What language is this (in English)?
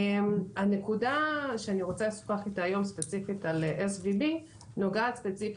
Hebrew